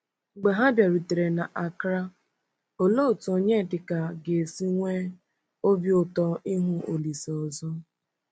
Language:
Igbo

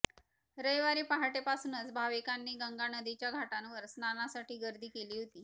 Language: Marathi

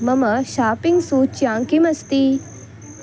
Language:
Sanskrit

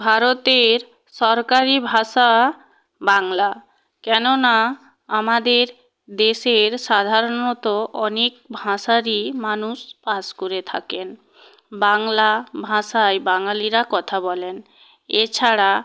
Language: Bangla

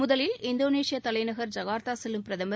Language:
Tamil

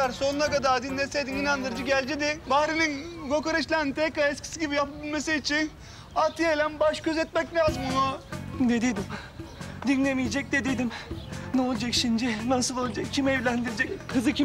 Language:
Turkish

